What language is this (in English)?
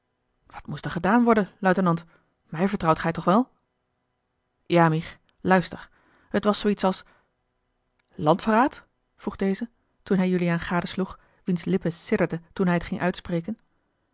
Dutch